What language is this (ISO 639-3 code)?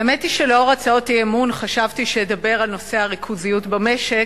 heb